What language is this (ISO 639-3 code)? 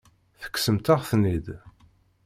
kab